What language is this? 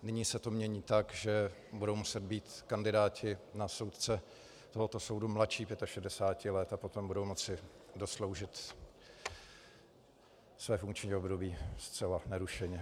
Czech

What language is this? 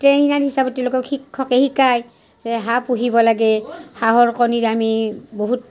Assamese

